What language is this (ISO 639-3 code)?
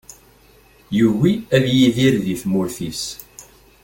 kab